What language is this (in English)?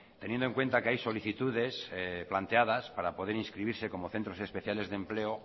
Spanish